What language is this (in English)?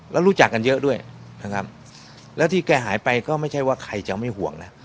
Thai